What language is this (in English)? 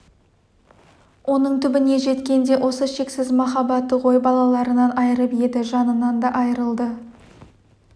Kazakh